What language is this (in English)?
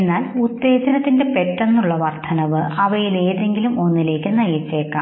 Malayalam